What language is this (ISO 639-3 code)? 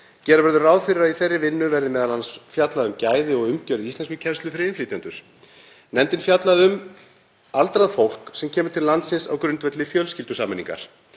isl